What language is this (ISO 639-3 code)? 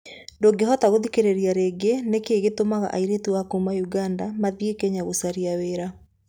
kik